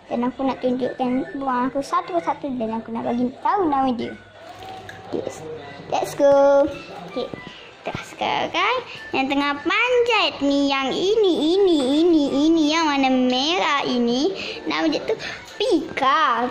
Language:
Malay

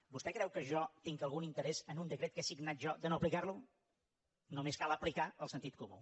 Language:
Catalan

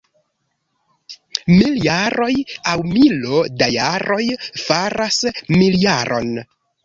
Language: Esperanto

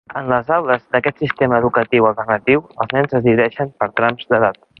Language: Catalan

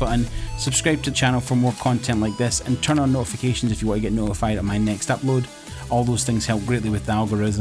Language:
English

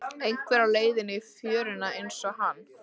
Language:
Icelandic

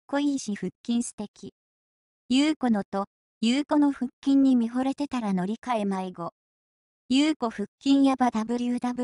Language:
Japanese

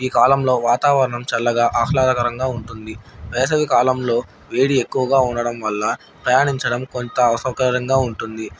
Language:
Telugu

